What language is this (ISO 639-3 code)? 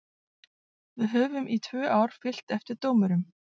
isl